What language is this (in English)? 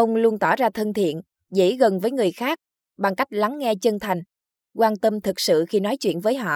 Vietnamese